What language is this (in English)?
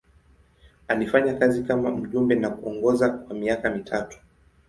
Swahili